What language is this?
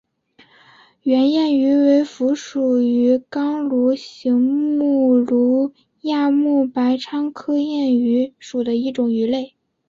Chinese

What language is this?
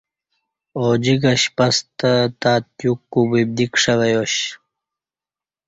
Kati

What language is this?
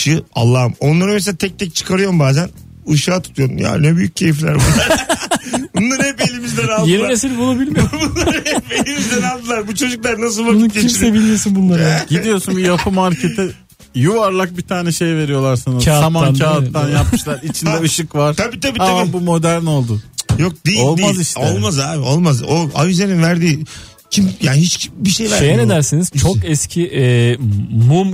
Turkish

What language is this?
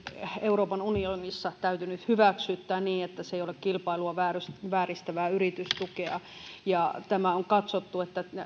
Finnish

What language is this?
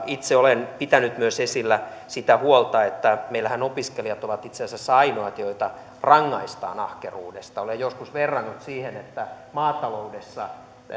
Finnish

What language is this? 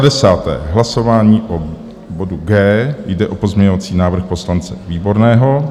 Czech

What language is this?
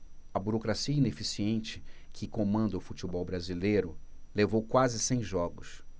Portuguese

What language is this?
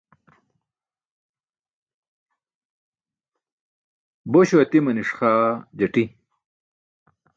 Burushaski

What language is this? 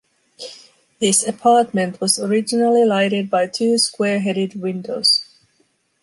English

